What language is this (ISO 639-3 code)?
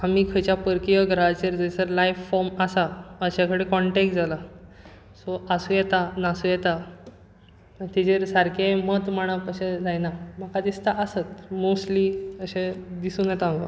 kok